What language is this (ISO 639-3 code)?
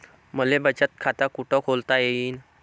mar